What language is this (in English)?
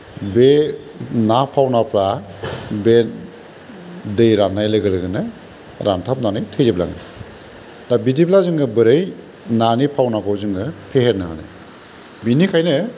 Bodo